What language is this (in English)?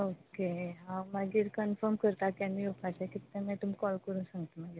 Konkani